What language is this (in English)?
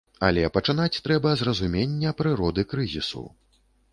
Belarusian